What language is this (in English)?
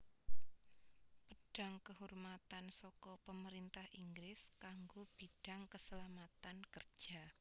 Javanese